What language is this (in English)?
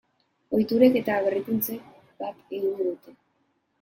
Basque